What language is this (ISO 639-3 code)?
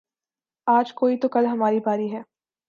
urd